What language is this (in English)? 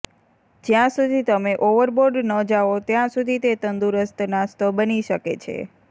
Gujarati